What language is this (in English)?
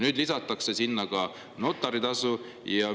Estonian